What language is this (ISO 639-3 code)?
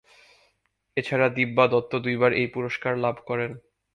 ben